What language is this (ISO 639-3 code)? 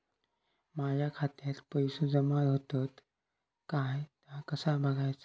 mar